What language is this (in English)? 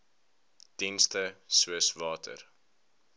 Afrikaans